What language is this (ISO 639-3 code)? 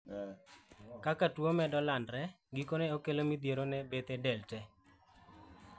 luo